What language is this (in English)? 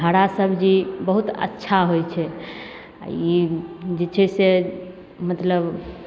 Maithili